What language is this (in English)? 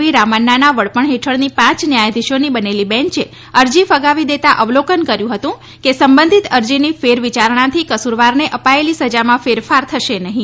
Gujarati